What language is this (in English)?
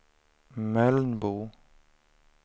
Swedish